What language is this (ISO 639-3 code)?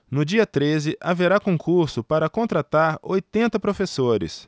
por